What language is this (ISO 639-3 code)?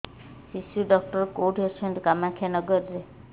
ori